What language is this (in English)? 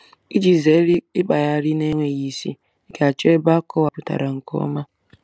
Igbo